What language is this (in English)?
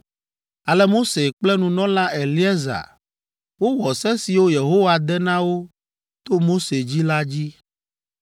Ewe